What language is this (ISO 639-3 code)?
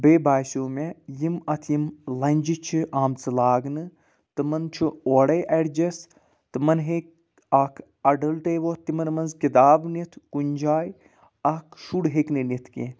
kas